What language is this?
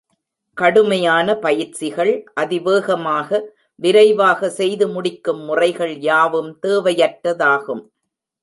Tamil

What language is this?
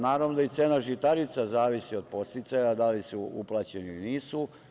Serbian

